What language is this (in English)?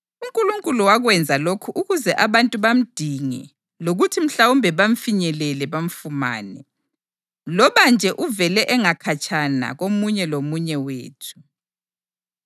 North Ndebele